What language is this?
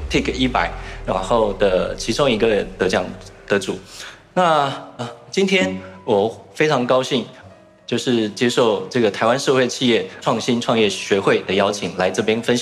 Chinese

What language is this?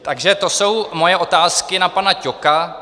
Czech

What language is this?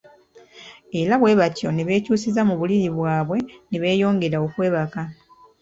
Ganda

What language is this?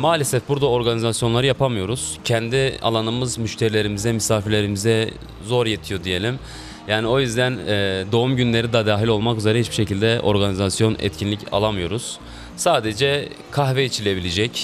Turkish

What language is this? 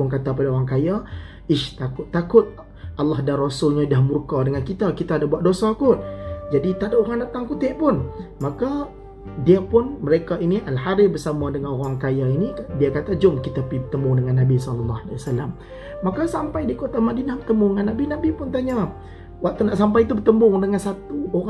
Malay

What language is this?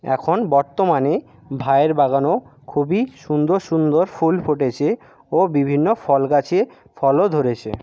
Bangla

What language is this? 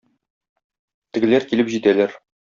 Tatar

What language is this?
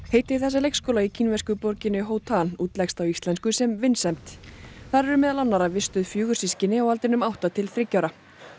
Icelandic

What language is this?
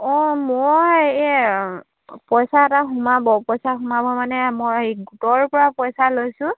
Assamese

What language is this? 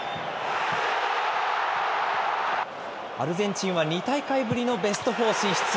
Japanese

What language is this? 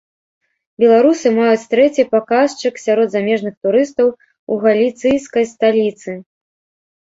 Belarusian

